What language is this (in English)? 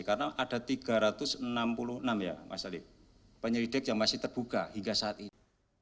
Indonesian